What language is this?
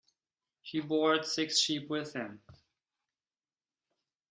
English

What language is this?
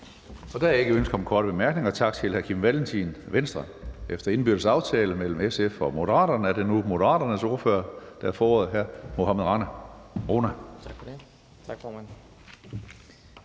Danish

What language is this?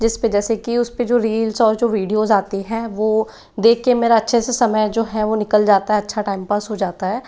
Hindi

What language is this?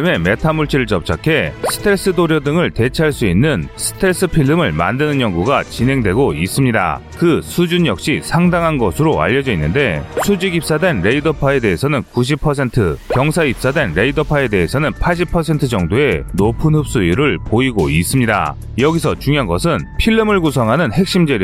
Korean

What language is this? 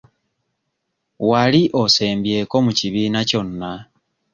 Ganda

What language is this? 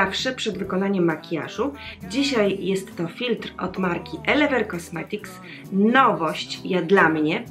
Polish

